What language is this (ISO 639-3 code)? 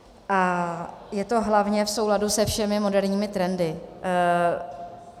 ces